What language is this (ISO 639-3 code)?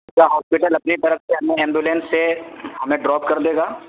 urd